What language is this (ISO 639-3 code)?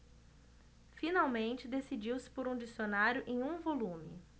por